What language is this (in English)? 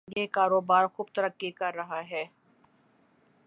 Urdu